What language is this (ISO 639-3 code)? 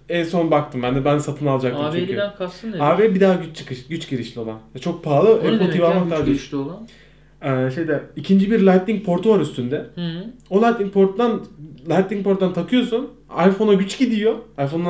tur